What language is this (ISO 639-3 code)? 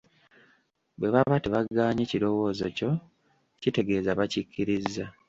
lug